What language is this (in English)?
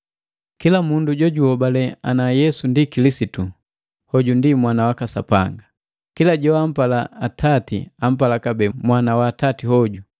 Matengo